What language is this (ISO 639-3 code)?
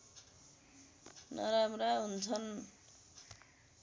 nep